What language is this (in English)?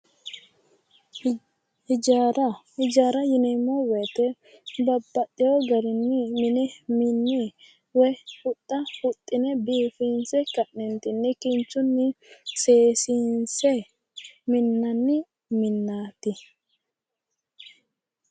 Sidamo